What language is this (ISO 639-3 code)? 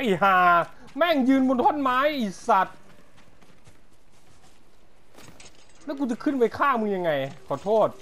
tha